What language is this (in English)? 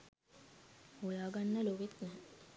Sinhala